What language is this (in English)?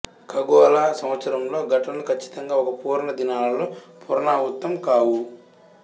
Telugu